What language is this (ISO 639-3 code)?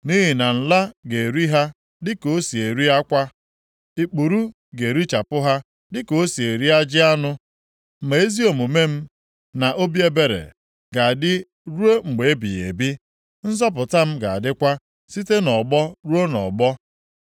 ibo